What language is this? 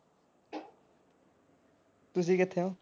Punjabi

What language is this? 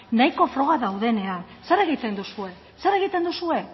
Basque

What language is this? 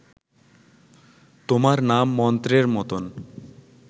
Bangla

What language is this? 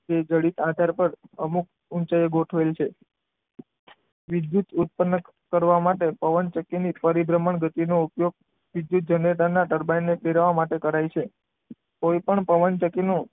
Gujarati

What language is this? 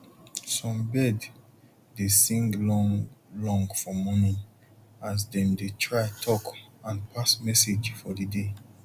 Nigerian Pidgin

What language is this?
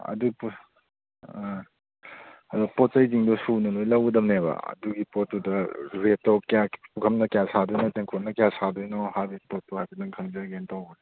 Manipuri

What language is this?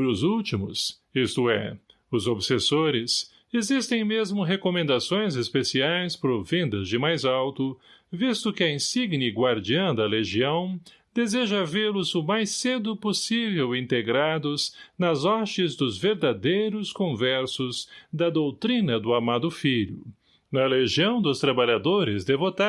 Portuguese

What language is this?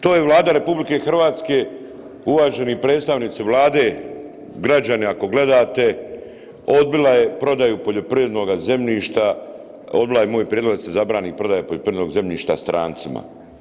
Croatian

